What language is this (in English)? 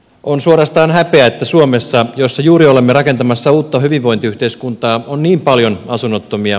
Finnish